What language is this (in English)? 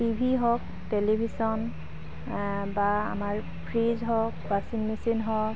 Assamese